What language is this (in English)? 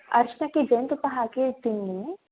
Kannada